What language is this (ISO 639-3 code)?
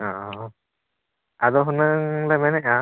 sat